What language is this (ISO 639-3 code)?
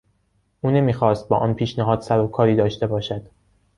fas